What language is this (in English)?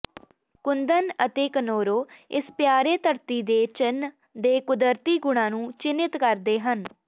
Punjabi